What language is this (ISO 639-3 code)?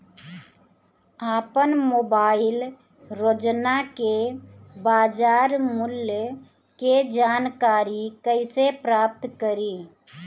bho